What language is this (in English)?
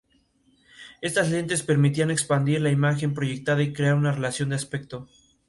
Spanish